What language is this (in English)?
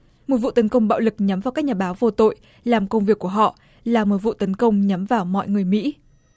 Vietnamese